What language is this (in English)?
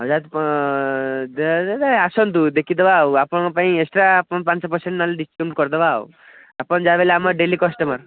Odia